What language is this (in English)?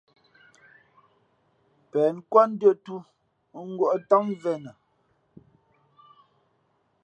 Fe'fe'